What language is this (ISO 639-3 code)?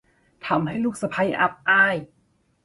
tha